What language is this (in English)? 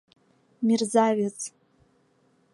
Mari